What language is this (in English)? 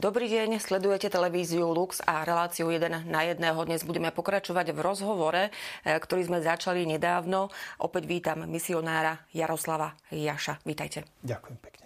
Slovak